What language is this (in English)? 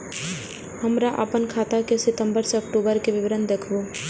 Maithili